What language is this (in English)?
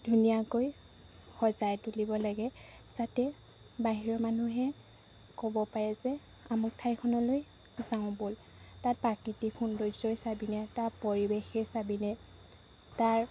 Assamese